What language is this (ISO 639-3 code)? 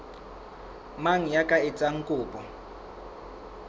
sot